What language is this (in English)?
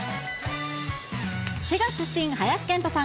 Japanese